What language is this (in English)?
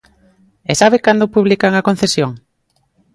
Galician